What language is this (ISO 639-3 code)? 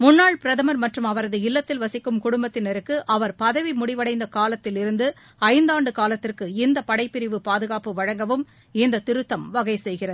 tam